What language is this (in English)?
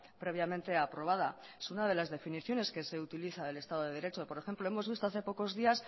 Spanish